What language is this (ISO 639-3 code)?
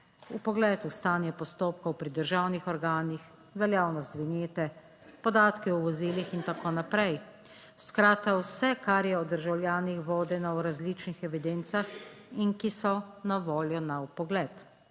slv